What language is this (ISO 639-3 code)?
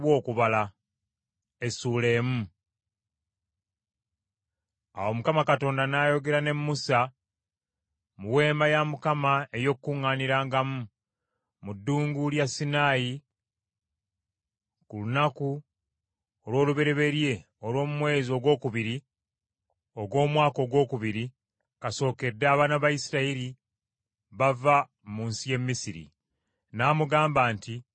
lug